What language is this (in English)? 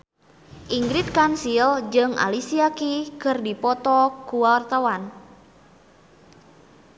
Sundanese